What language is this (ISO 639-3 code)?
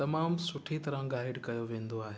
snd